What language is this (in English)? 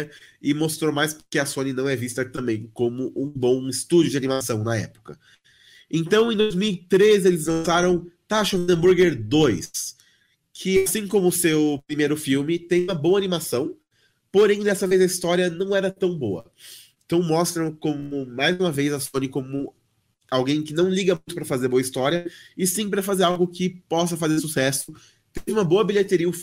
Portuguese